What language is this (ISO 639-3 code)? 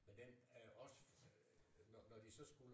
dan